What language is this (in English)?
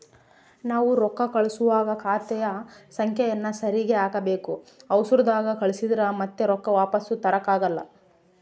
Kannada